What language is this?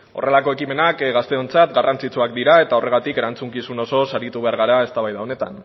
Basque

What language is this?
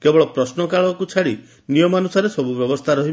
Odia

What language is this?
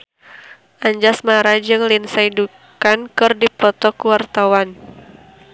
Sundanese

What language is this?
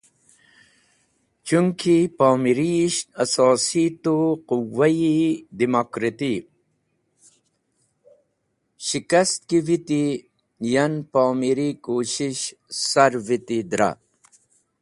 Wakhi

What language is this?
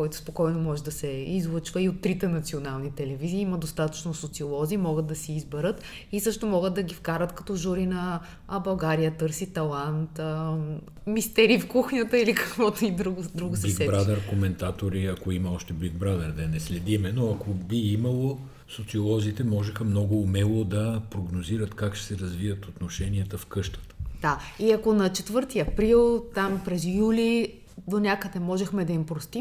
Bulgarian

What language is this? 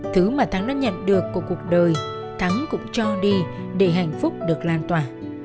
Vietnamese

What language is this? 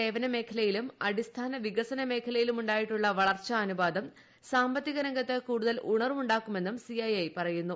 Malayalam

